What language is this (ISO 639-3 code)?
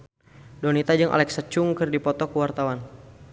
sun